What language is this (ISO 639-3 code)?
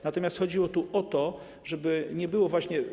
pol